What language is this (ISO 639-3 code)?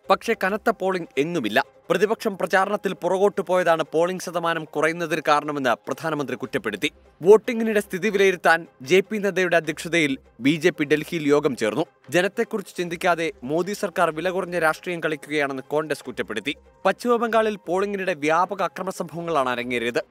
mal